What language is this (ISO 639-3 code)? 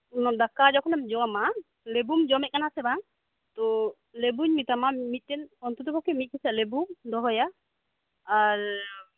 sat